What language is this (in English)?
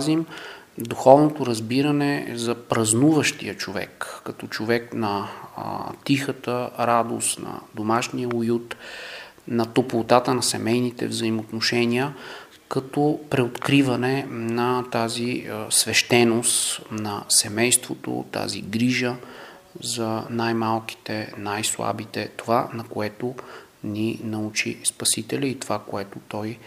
Bulgarian